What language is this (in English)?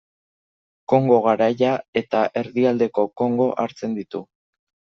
Basque